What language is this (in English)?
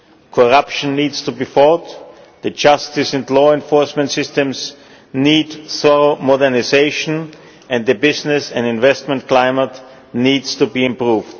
English